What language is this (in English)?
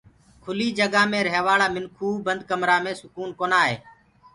Gurgula